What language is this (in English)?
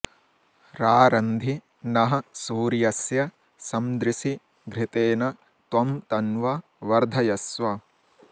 Sanskrit